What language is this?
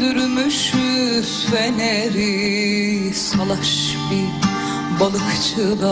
Turkish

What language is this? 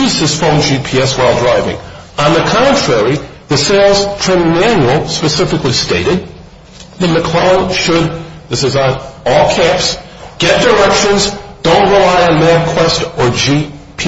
English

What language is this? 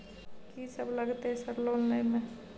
Maithili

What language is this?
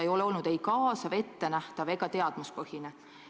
Estonian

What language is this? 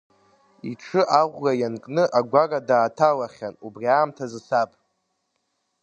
Abkhazian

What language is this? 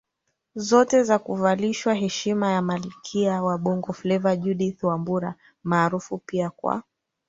Swahili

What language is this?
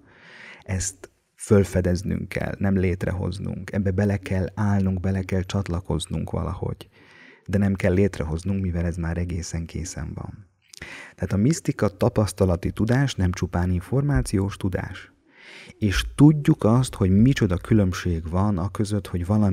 Hungarian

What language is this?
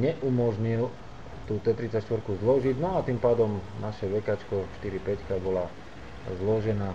Slovak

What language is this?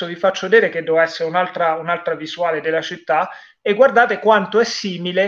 Italian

